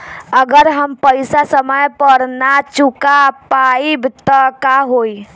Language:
Bhojpuri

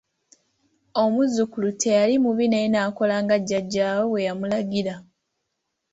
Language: Ganda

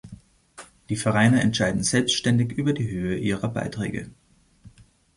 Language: German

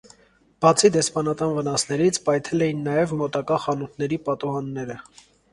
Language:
Armenian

